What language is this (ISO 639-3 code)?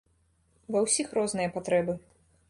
bel